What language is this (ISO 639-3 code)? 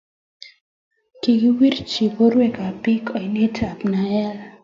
kln